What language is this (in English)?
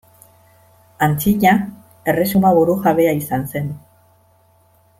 Basque